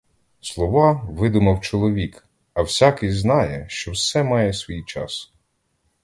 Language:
Ukrainian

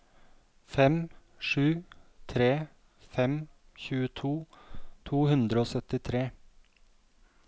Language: Norwegian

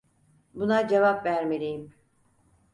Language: Turkish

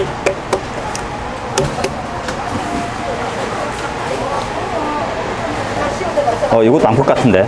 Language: Korean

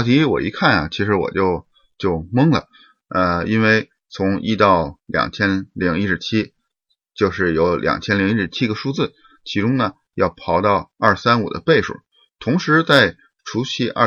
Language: Chinese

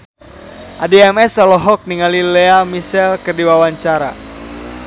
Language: Sundanese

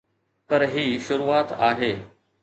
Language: Sindhi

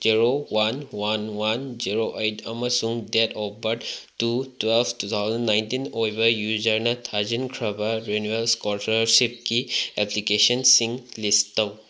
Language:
Manipuri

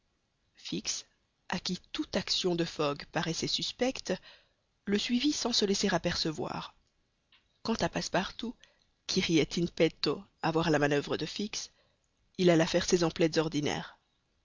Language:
French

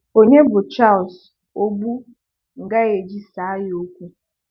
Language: Igbo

